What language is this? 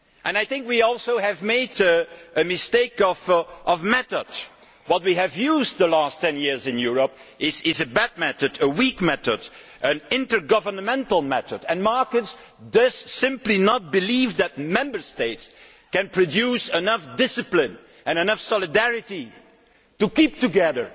English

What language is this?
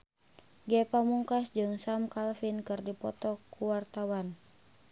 Sundanese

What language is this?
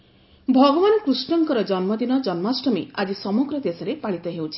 Odia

